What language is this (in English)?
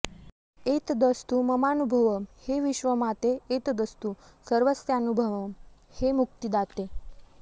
Sanskrit